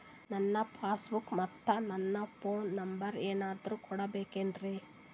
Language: Kannada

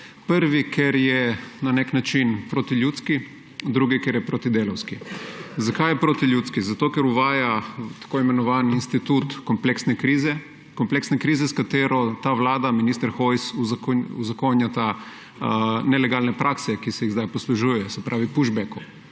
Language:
Slovenian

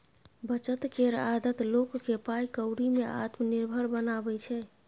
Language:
Maithili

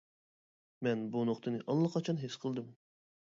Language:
Uyghur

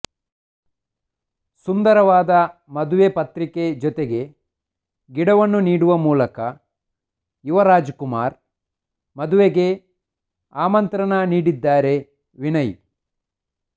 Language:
Kannada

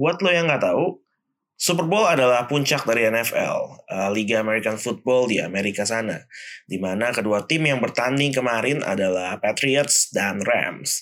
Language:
Indonesian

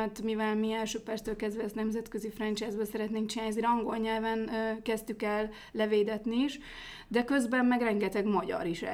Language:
Hungarian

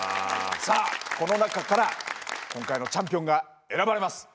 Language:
Japanese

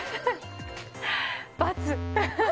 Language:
Japanese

